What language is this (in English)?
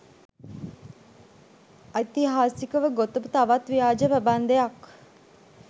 Sinhala